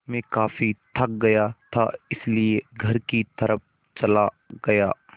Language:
Hindi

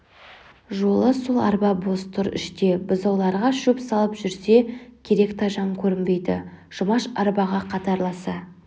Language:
Kazakh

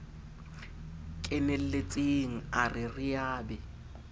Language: Southern Sotho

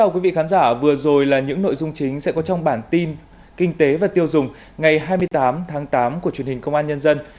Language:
Vietnamese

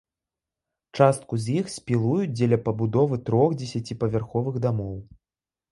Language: Belarusian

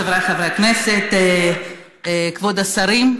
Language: Hebrew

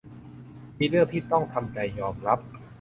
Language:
Thai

